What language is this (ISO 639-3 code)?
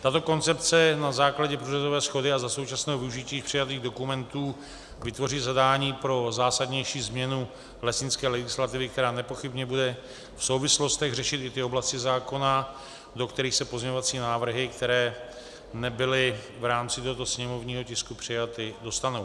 ces